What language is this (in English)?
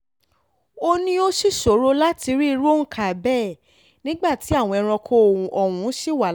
Yoruba